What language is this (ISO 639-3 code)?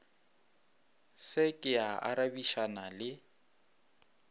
nso